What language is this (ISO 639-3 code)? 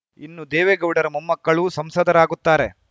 kan